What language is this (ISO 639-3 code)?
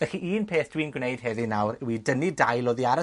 cym